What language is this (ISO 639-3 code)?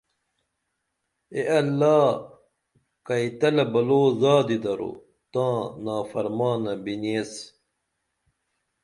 dml